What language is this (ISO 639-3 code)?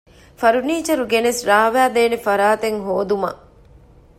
div